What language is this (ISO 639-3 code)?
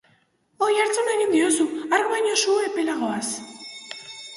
eus